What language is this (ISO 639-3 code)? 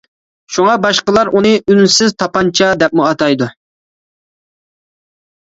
uig